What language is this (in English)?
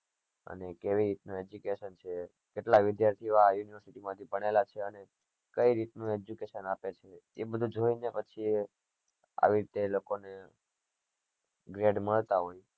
Gujarati